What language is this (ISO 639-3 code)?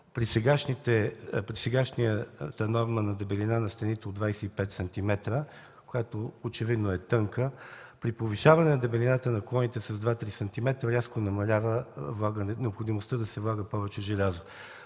bul